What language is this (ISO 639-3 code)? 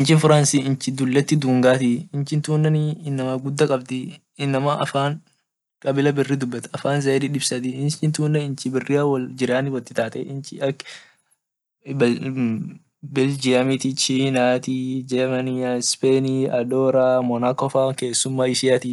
orc